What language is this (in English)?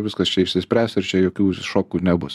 Lithuanian